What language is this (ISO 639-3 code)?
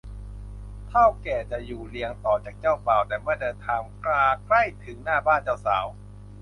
tha